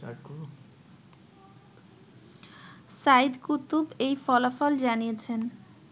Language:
Bangla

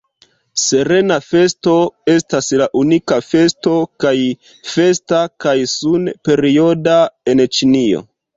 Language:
Esperanto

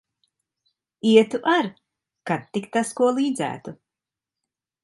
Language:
Latvian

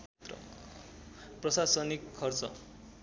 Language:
Nepali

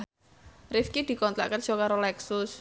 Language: Javanese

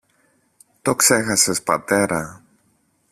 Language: Greek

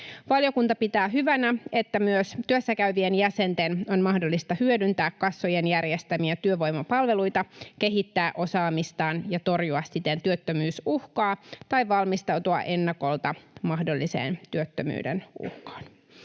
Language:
Finnish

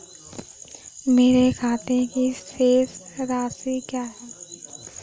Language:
Hindi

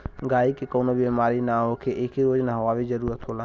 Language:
Bhojpuri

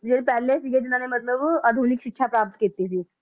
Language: Punjabi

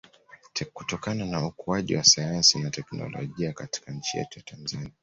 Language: Swahili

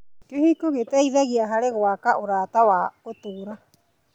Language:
Kikuyu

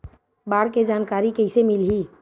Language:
Chhattisgarhi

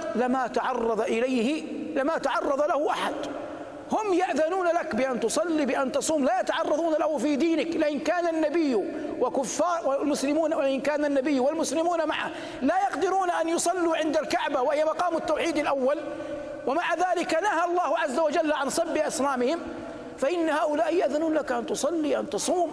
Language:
Arabic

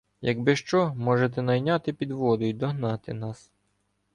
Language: Ukrainian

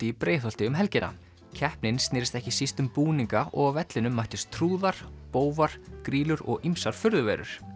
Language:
Icelandic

